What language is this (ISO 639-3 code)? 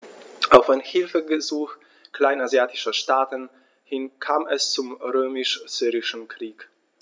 deu